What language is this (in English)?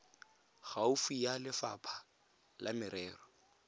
Tswana